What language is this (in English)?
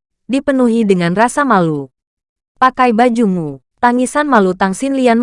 Indonesian